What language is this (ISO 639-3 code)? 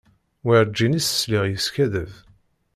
kab